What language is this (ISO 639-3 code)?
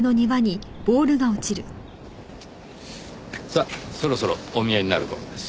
jpn